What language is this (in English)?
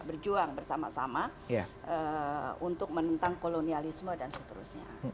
Indonesian